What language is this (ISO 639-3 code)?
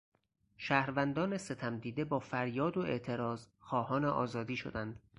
fas